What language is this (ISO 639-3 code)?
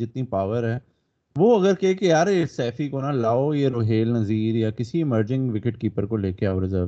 urd